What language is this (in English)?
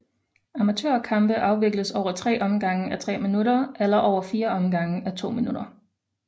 Danish